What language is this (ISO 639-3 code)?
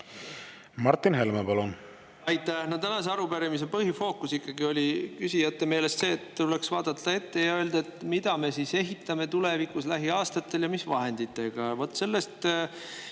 est